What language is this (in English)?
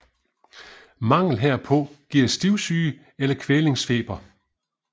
Danish